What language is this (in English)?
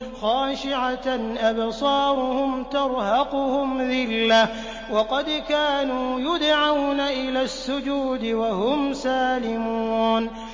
Arabic